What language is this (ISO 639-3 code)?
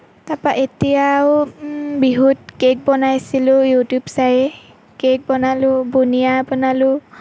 asm